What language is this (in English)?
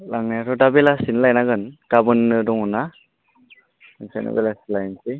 Bodo